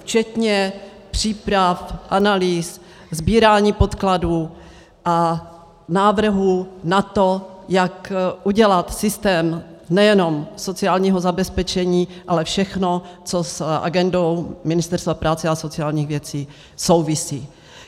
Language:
Czech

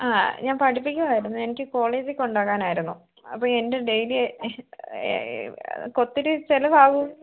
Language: Malayalam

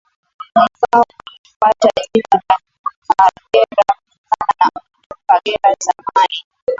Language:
Swahili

